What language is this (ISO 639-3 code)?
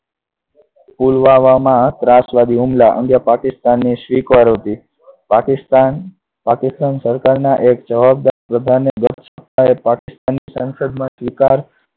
guj